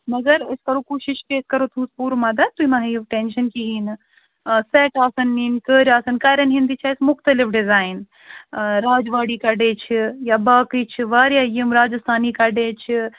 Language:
Kashmiri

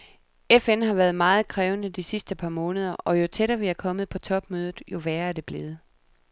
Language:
Danish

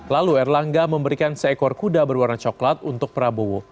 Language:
Indonesian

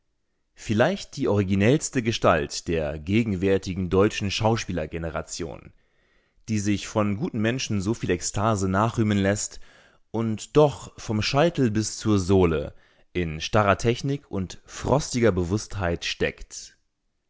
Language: German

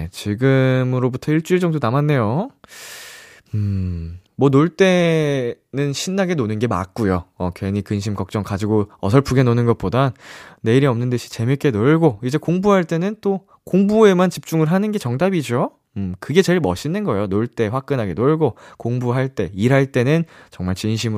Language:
Korean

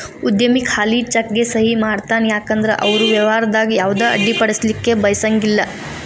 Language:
Kannada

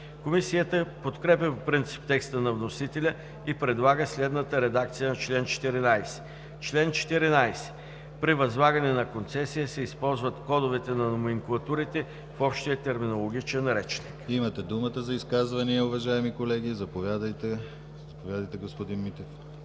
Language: Bulgarian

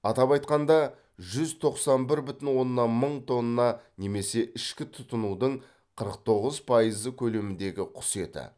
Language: Kazakh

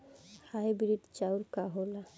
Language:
Bhojpuri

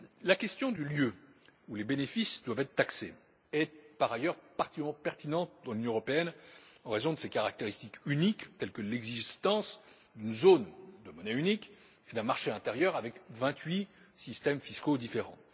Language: French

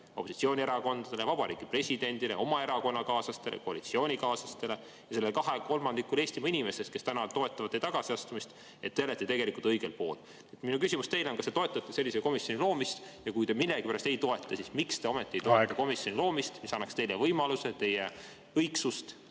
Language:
Estonian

